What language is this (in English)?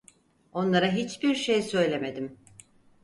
Turkish